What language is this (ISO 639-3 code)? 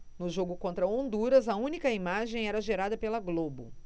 por